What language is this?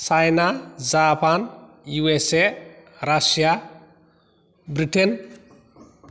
Bodo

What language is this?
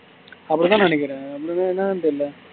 Tamil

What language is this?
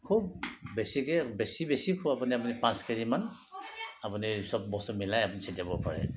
Assamese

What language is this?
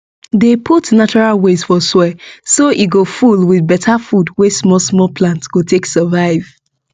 Nigerian Pidgin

